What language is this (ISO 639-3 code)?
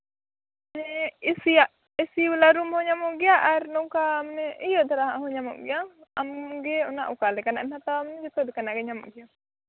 sat